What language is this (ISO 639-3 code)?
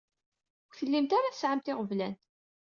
kab